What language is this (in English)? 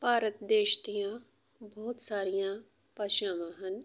Punjabi